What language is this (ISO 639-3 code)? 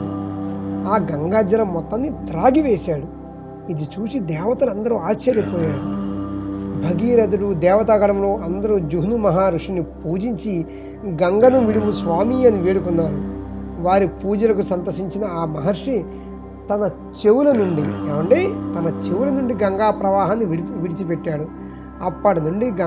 tel